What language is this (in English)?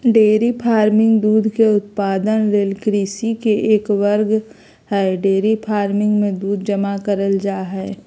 Magahi